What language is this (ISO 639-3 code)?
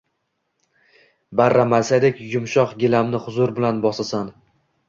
uzb